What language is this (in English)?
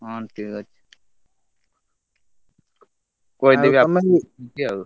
Odia